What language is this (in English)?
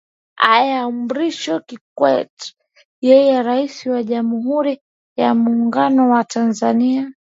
Swahili